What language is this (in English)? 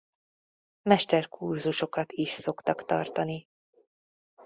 Hungarian